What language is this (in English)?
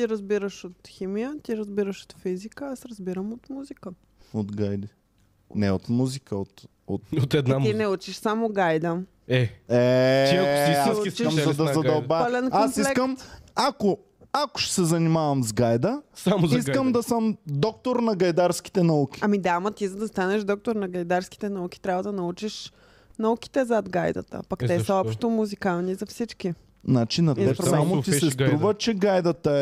Bulgarian